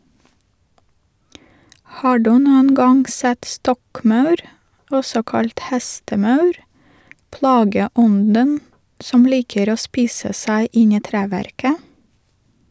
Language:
Norwegian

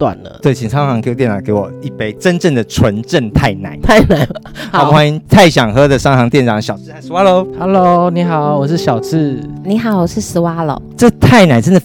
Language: Chinese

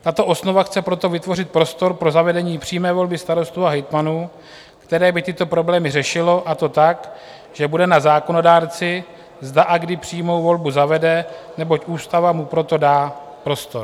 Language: Czech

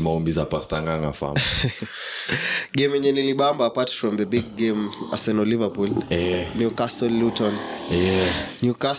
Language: Swahili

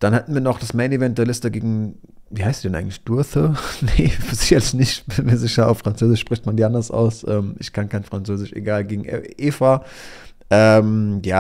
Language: German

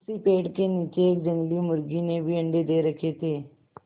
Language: Hindi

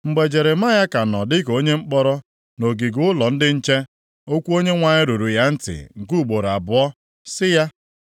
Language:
Igbo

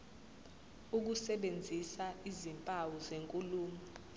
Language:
Zulu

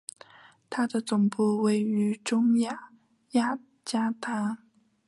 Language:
Chinese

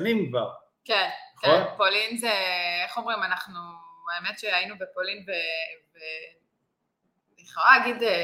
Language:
Hebrew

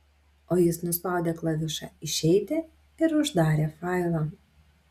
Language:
Lithuanian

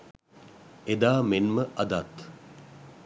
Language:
Sinhala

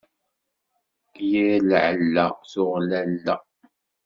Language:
Kabyle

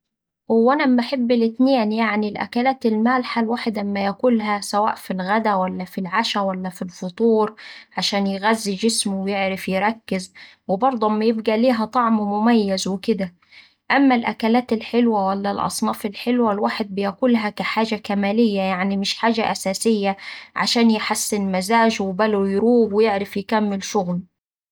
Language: Saidi Arabic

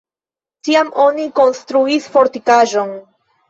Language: Esperanto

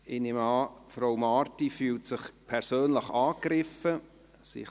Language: Swiss German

